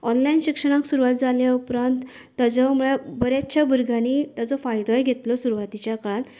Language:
Konkani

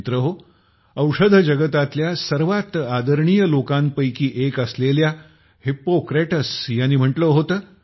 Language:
Marathi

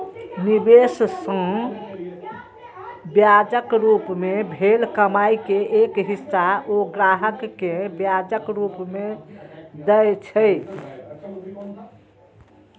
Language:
Maithili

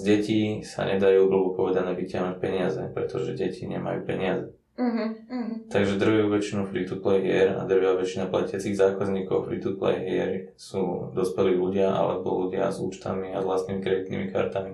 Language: Slovak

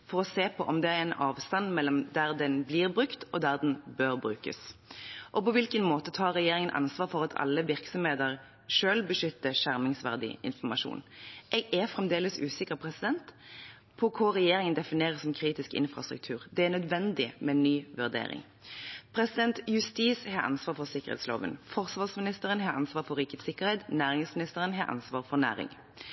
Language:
Norwegian Bokmål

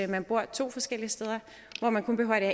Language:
Danish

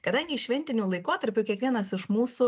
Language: Lithuanian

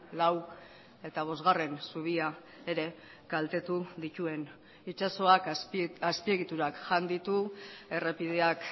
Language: Basque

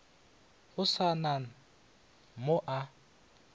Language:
Northern Sotho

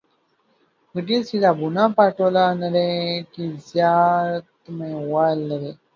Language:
Pashto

